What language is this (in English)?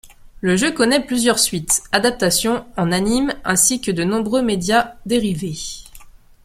French